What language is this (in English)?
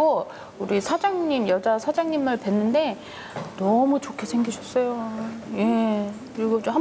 Korean